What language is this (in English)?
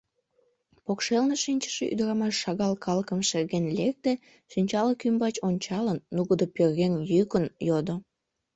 Mari